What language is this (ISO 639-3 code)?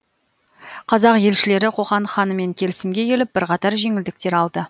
kaz